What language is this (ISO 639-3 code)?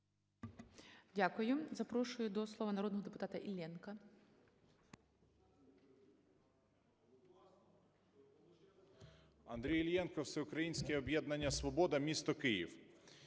ukr